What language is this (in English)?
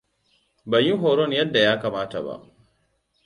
Hausa